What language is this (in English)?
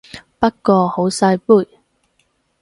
Cantonese